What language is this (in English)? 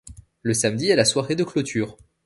French